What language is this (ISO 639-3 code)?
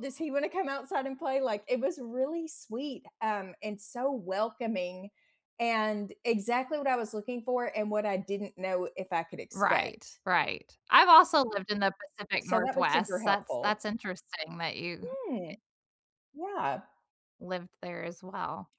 eng